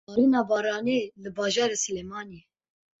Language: Kurdish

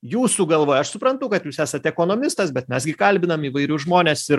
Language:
Lithuanian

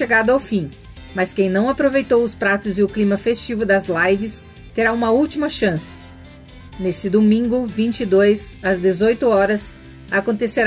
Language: Portuguese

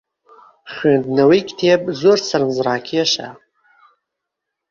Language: Central Kurdish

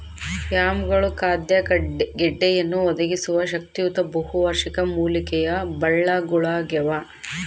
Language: Kannada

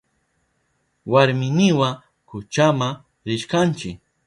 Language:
Southern Pastaza Quechua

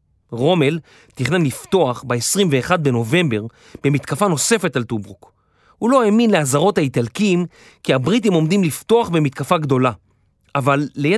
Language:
Hebrew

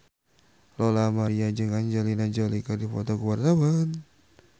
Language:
Sundanese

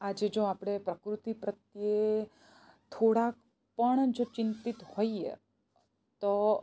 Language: Gujarati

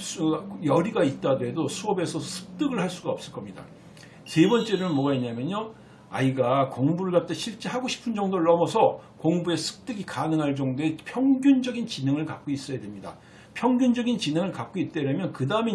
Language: Korean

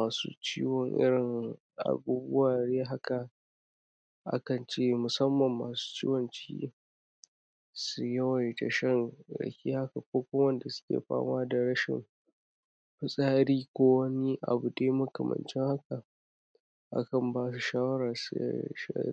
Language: Hausa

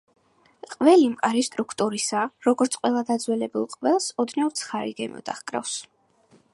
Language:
Georgian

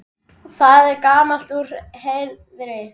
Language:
Icelandic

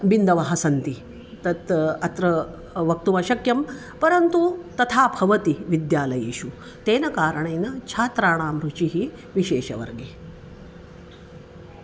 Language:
Sanskrit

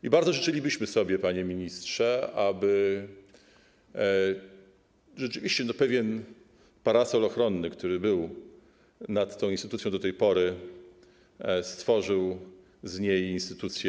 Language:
Polish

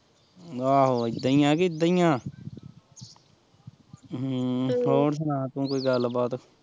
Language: Punjabi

